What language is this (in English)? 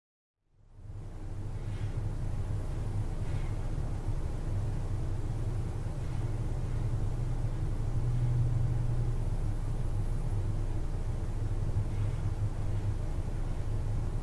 English